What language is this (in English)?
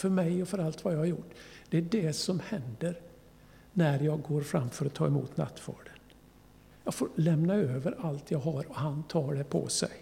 Swedish